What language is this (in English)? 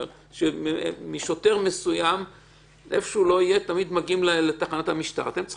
Hebrew